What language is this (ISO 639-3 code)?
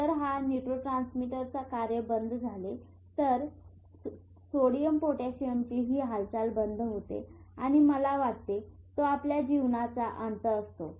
mar